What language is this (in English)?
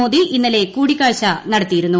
Malayalam